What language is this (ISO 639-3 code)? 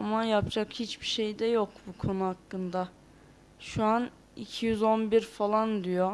tur